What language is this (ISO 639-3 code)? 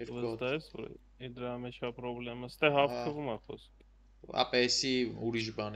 ron